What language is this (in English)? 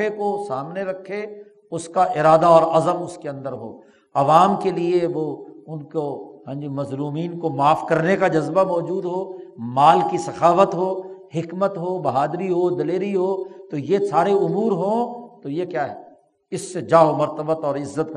Urdu